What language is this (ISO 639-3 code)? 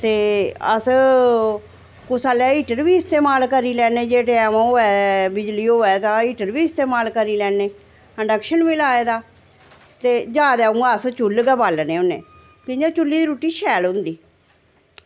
doi